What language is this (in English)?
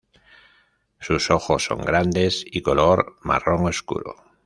Spanish